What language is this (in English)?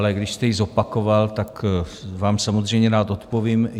Czech